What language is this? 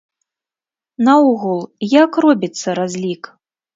Belarusian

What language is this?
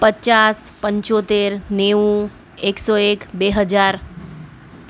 Gujarati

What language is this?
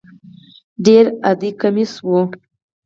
Pashto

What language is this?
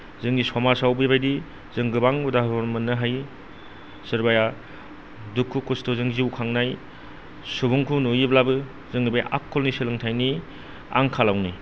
Bodo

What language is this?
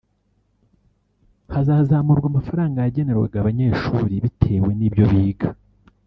Kinyarwanda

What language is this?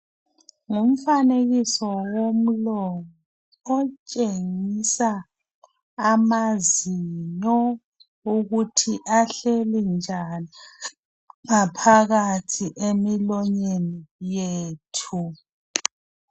North Ndebele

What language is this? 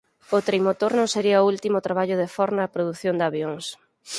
Galician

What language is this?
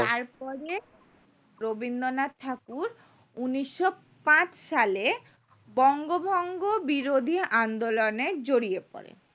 Bangla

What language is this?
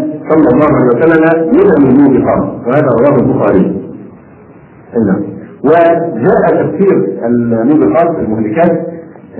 Arabic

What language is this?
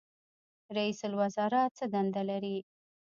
Pashto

